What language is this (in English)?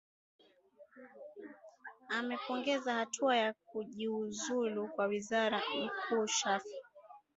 Swahili